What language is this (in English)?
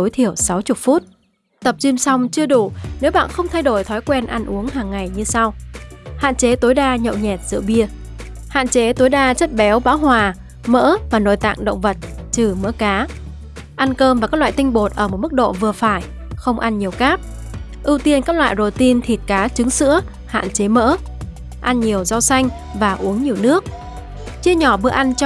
Vietnamese